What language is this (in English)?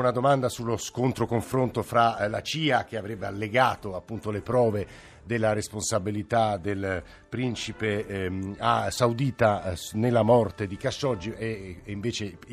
Italian